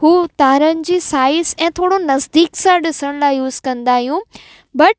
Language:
Sindhi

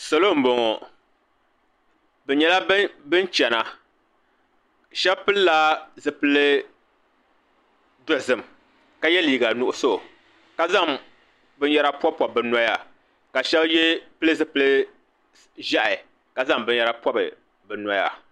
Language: Dagbani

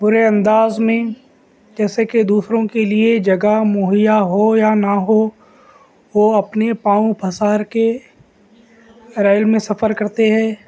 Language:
Urdu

